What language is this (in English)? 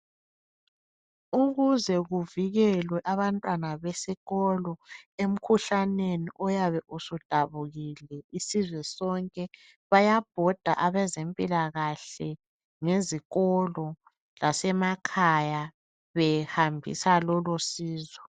North Ndebele